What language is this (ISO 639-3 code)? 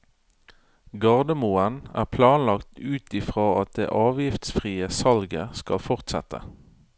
nor